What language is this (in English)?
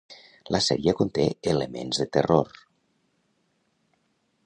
Catalan